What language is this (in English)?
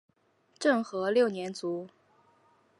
Chinese